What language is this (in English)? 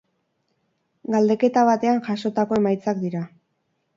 Basque